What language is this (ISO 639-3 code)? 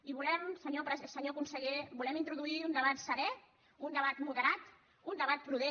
cat